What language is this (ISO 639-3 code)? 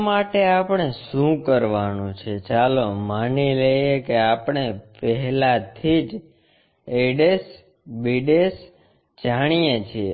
guj